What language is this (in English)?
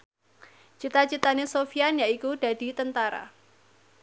Javanese